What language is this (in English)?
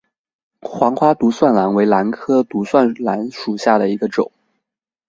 Chinese